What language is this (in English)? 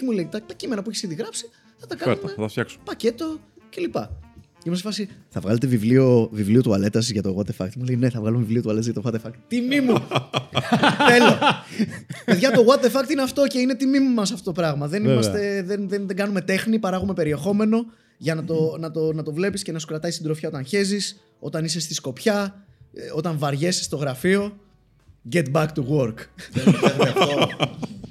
Greek